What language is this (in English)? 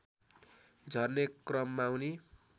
Nepali